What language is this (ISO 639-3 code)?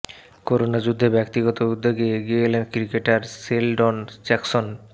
ben